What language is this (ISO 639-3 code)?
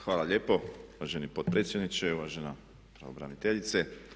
hrv